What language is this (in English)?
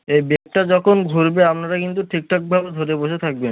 Bangla